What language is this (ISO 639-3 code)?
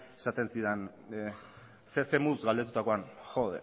eus